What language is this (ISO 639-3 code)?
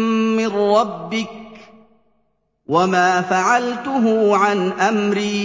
ara